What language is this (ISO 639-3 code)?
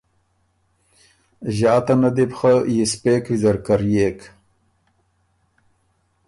oru